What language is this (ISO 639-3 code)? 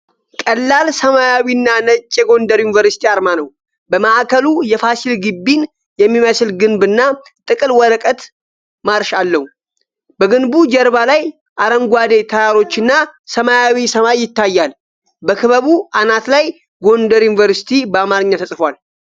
amh